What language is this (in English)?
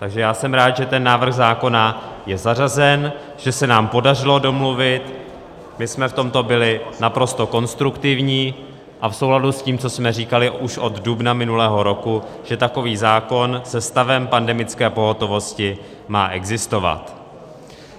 Czech